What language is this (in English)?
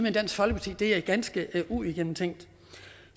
Danish